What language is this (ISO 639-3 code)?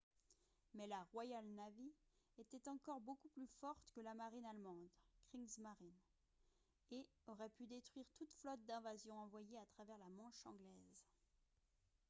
fra